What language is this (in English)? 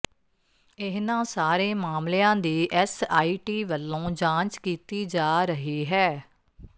Punjabi